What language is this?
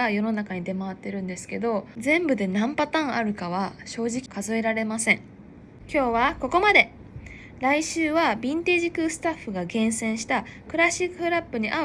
Japanese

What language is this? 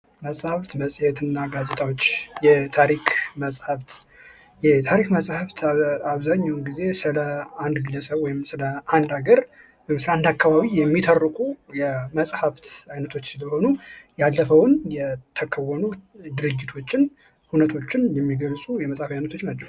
Amharic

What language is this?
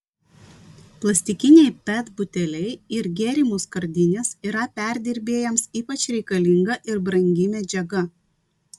Lithuanian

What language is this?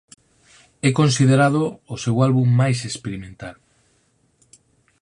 Galician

